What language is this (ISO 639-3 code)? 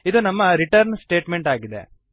kan